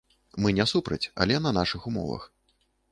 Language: Belarusian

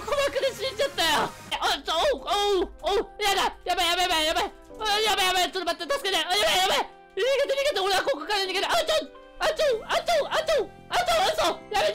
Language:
Japanese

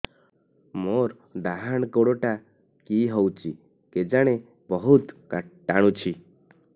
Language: Odia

